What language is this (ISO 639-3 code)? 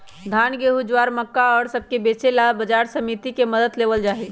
mag